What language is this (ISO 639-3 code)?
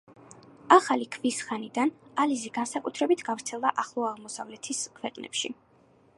kat